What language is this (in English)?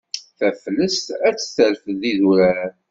Kabyle